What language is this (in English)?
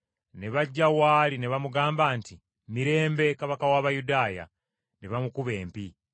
Ganda